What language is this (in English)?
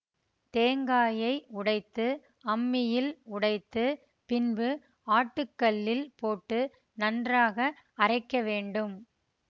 Tamil